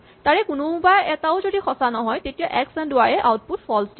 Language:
Assamese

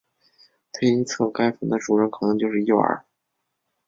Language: Chinese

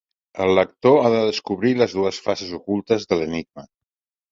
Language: Catalan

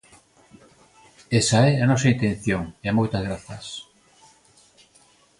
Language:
Galician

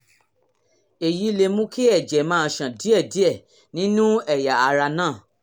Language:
Yoruba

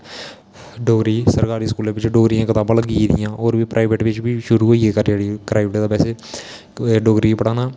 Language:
Dogri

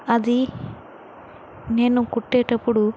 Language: Telugu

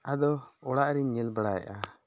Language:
Santali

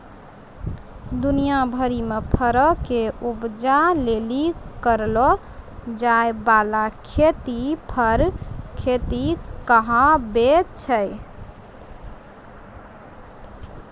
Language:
Maithili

